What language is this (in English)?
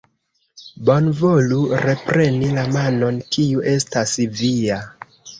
Esperanto